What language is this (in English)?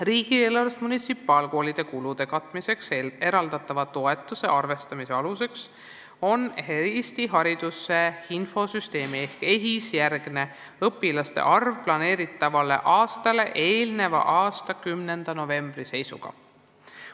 Estonian